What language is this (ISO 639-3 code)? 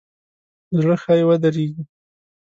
pus